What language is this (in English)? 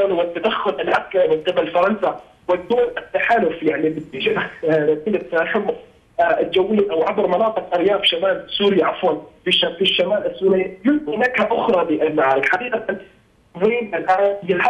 Arabic